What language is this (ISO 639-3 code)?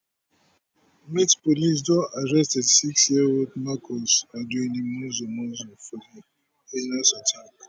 pcm